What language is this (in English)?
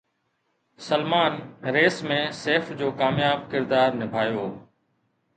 Sindhi